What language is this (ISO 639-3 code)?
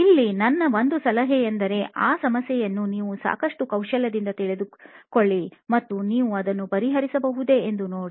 kan